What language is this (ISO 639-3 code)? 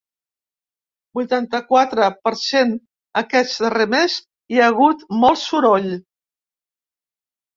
cat